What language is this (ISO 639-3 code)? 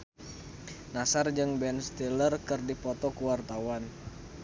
sun